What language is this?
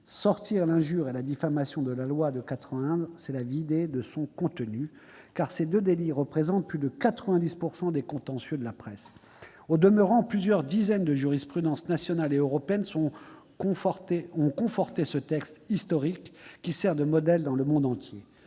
French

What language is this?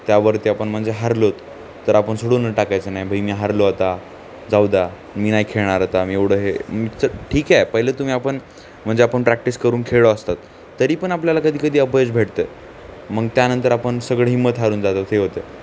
Marathi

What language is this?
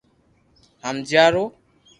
Loarki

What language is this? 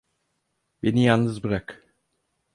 Turkish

